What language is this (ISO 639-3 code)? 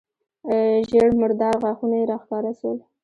pus